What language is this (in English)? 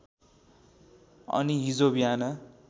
Nepali